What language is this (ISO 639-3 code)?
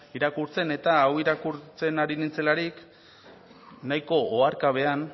eus